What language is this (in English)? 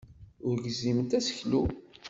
Kabyle